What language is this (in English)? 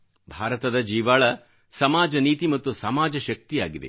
Kannada